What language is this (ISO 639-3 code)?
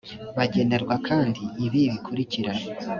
kin